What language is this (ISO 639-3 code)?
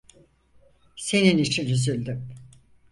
tur